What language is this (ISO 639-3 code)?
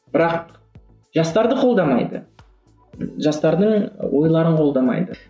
kaz